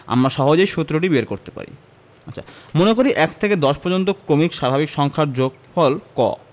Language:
Bangla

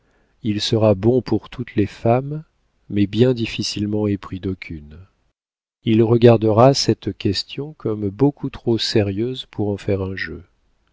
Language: French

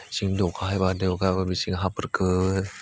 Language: Bodo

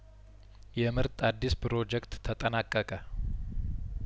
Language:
Amharic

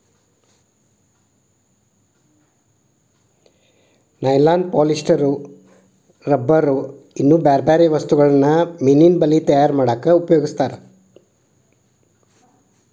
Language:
Kannada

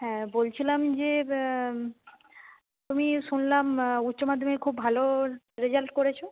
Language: Bangla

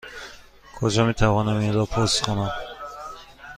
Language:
Persian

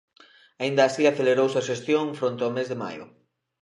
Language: Galician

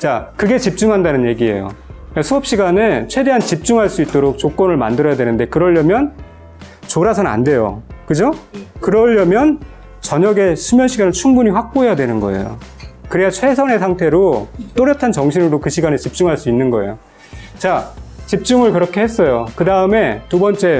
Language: Korean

